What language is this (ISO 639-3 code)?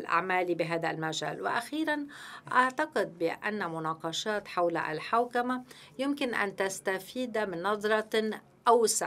ara